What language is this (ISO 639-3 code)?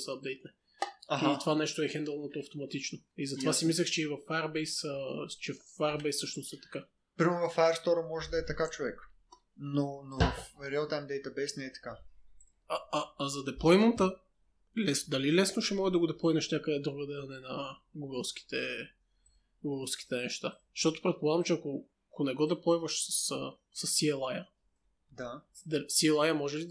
bul